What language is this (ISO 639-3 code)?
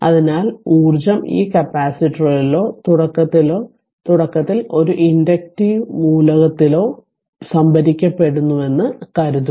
mal